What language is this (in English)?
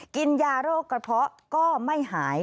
Thai